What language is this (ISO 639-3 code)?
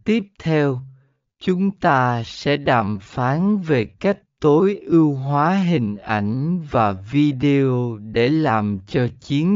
vie